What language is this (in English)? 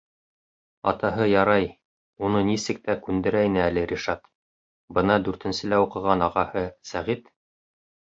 Bashkir